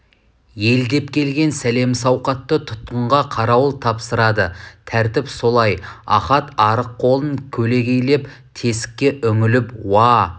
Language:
Kazakh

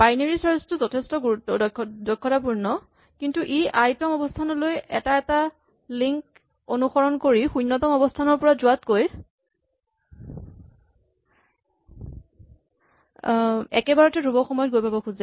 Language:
Assamese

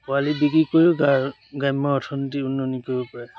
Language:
Assamese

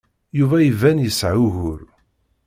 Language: Kabyle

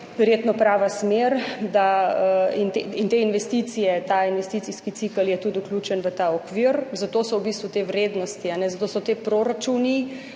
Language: Slovenian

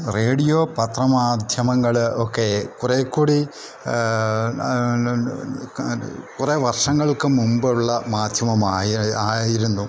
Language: Malayalam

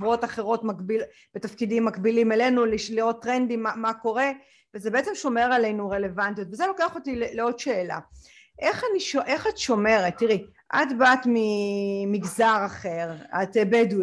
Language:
Hebrew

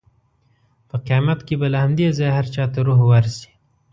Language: Pashto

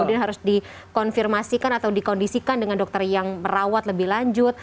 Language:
Indonesian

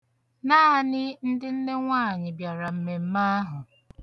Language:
Igbo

